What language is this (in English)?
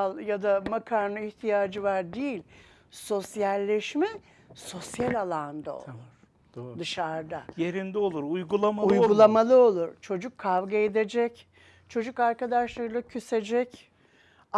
Turkish